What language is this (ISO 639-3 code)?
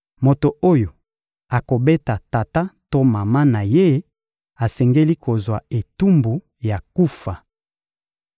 lin